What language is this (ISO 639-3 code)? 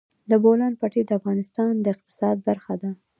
pus